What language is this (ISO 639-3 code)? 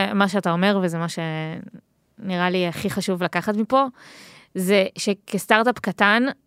heb